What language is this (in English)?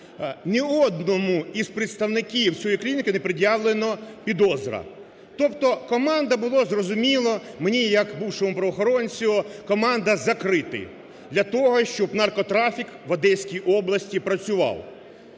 Ukrainian